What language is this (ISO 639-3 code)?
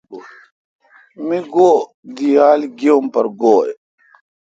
xka